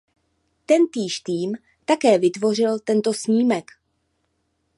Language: Czech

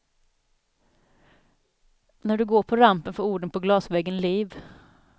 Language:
Swedish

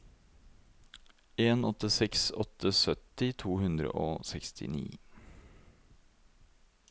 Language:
Norwegian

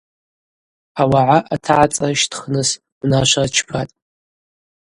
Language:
Abaza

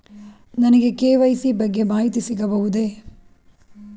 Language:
Kannada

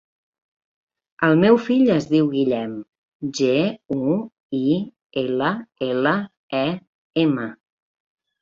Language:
Catalan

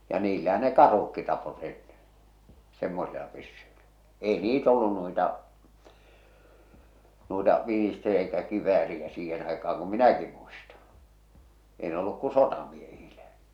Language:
Finnish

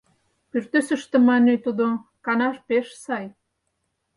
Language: Mari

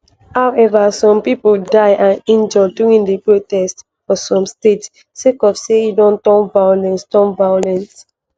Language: Nigerian Pidgin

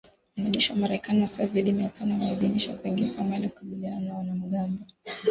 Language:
Swahili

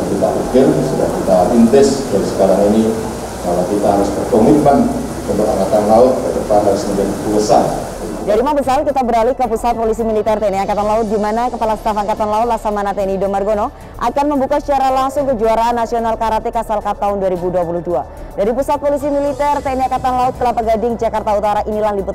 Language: Indonesian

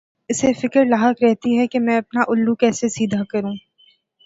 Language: Urdu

